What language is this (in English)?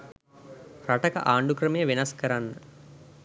Sinhala